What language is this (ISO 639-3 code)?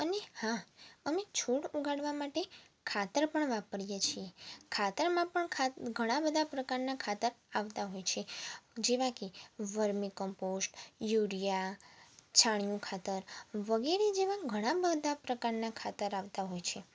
guj